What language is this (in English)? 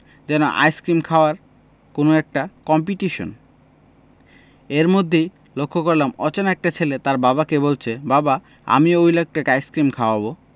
Bangla